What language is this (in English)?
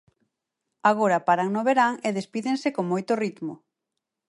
Galician